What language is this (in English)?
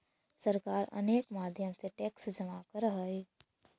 Magahi